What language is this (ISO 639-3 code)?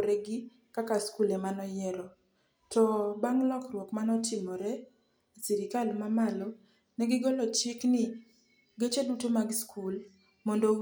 luo